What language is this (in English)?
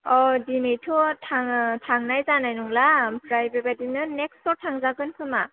Bodo